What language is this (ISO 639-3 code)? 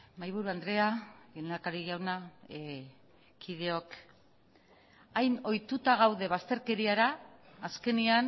eus